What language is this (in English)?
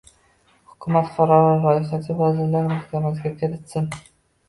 Uzbek